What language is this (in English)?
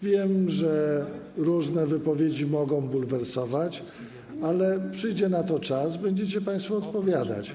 Polish